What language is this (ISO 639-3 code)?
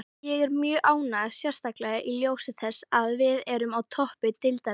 isl